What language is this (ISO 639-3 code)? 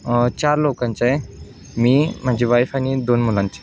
mar